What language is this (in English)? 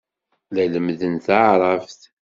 Kabyle